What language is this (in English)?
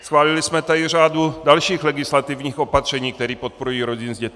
Czech